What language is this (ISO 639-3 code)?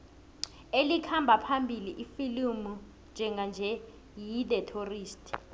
nbl